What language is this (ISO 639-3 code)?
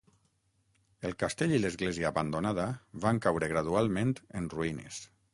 cat